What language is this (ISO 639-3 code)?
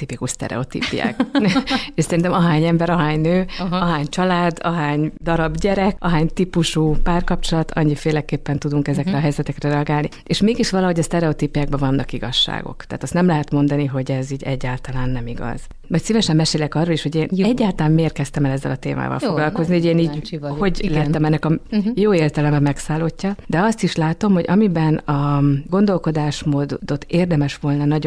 hun